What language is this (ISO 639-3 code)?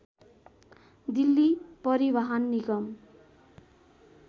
nep